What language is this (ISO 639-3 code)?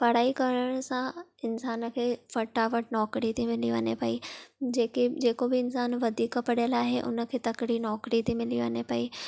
snd